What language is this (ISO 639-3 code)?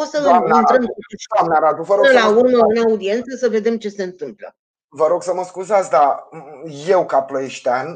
ron